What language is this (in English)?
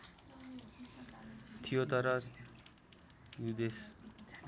Nepali